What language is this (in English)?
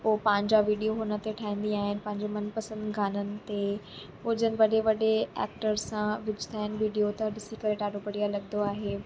Sindhi